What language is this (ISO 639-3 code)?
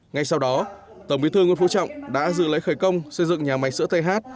vie